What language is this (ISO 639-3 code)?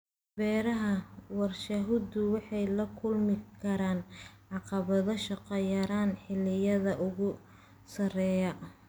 som